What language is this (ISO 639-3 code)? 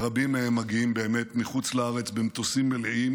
heb